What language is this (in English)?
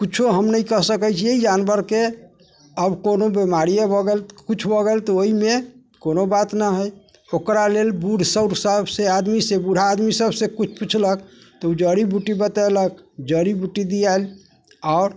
Maithili